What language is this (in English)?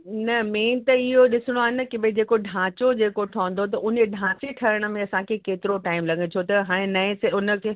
Sindhi